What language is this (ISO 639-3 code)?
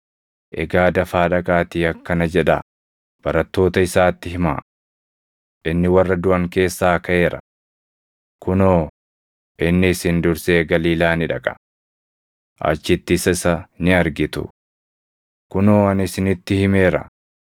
orm